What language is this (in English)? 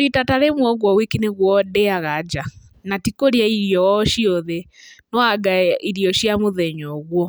Kikuyu